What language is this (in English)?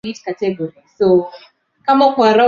Swahili